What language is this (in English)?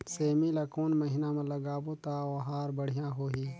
Chhattisgarhi